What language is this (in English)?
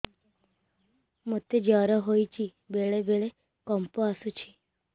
Odia